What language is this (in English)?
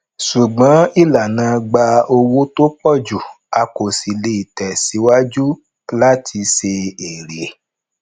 Yoruba